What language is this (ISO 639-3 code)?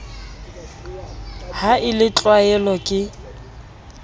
sot